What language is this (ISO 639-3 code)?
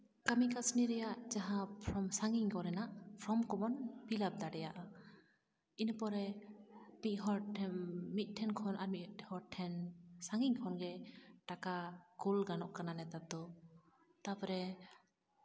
sat